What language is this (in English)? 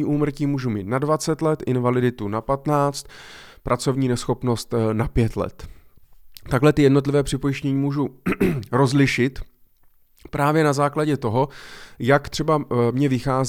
Czech